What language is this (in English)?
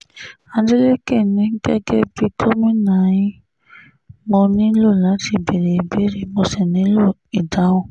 Yoruba